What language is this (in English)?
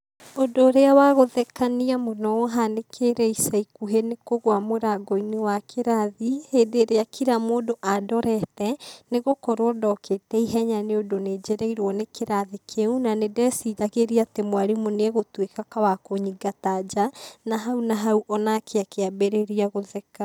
Kikuyu